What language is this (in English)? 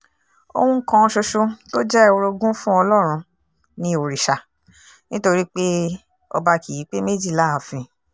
Yoruba